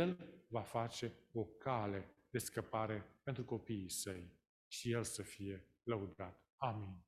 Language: Romanian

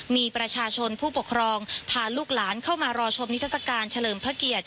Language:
Thai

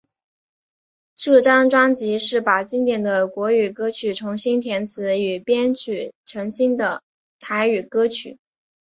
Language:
Chinese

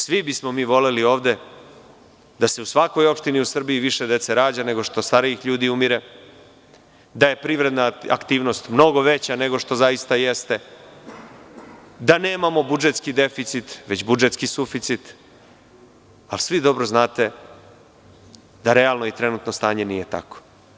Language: Serbian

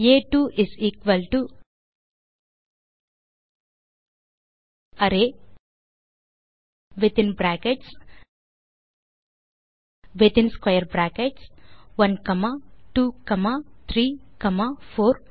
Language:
Tamil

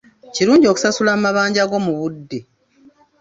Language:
Ganda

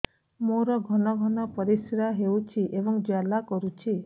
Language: Odia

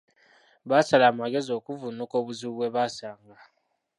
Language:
Ganda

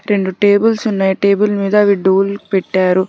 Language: Telugu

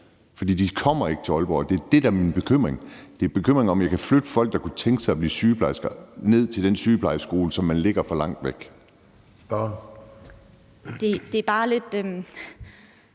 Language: Danish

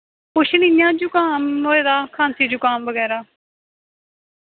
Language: Dogri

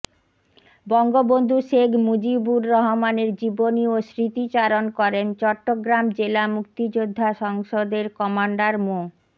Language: Bangla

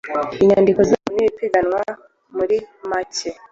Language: Kinyarwanda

